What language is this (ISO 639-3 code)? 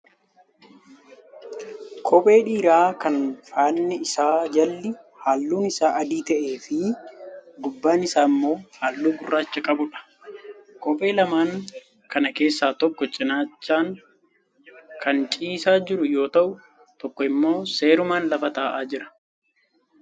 orm